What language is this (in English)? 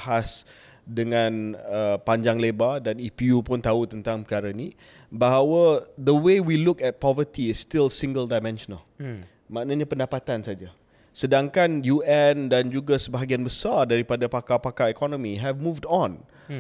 Malay